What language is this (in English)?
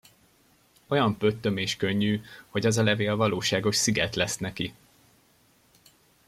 Hungarian